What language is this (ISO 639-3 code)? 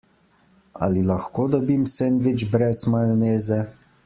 slv